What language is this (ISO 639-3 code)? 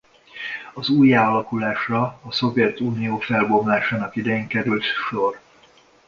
hun